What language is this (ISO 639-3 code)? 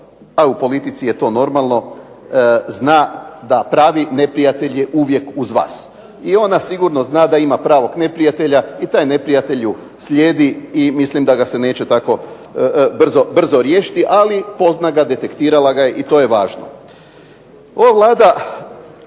hrv